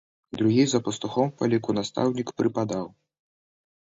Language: Belarusian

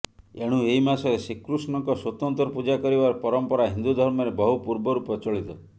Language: Odia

